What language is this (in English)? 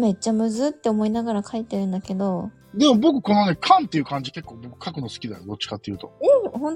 Japanese